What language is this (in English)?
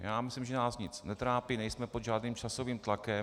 Czech